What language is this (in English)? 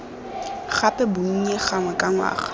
Tswana